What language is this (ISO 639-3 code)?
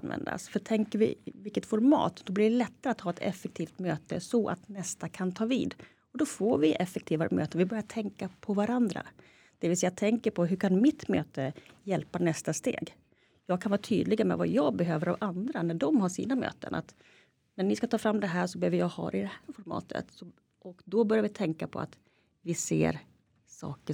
swe